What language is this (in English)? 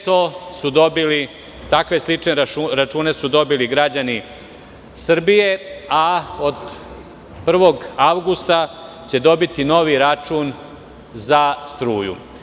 Serbian